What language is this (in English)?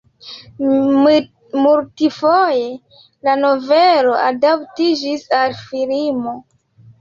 Esperanto